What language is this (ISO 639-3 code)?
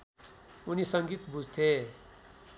nep